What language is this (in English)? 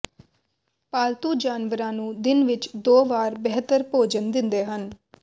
Punjabi